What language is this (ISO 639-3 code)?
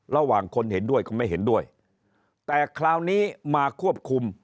tha